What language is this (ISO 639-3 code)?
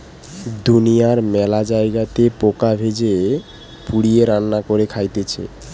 ben